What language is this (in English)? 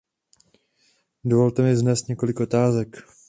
Czech